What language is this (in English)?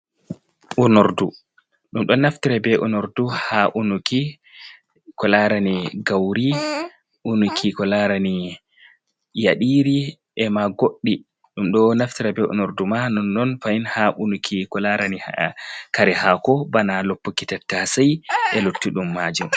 Fula